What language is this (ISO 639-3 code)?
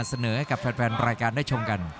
tha